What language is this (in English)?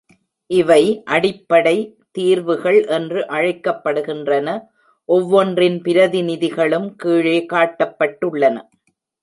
Tamil